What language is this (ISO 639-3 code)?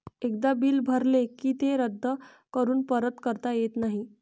mar